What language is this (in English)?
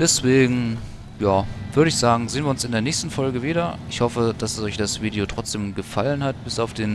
German